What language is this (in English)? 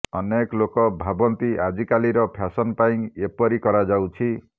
Odia